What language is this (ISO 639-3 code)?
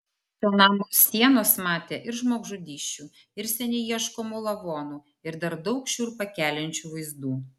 lit